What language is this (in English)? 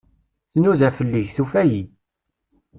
Kabyle